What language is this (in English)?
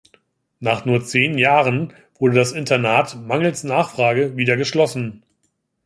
German